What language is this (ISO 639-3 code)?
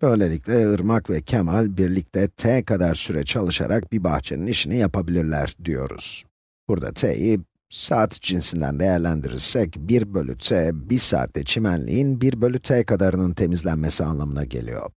tur